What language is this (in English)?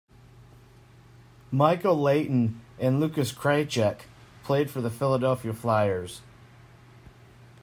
English